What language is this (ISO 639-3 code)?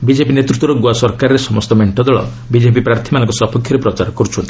ori